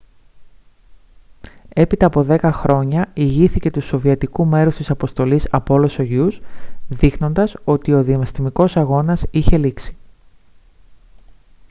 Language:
Greek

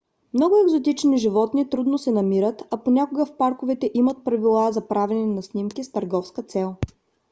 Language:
Bulgarian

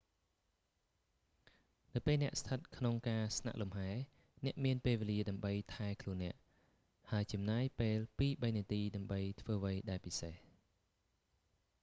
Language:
Khmer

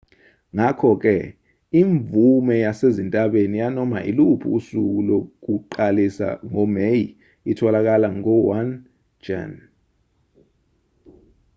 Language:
Zulu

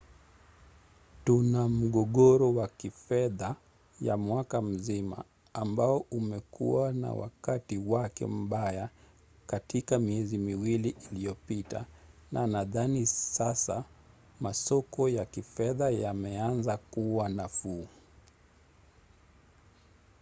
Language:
Swahili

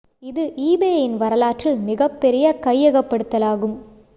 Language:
Tamil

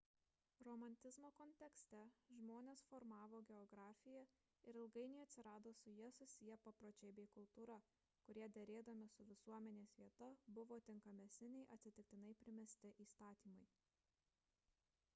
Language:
Lithuanian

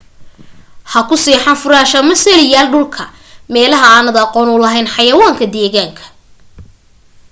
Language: Somali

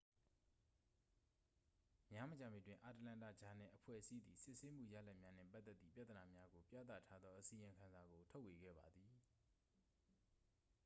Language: Burmese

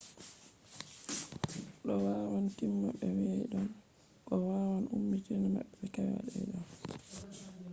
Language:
Fula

